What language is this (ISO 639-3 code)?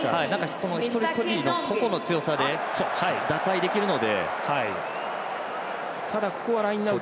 jpn